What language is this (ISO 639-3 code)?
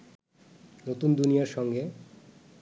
ben